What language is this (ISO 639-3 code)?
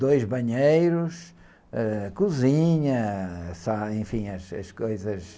por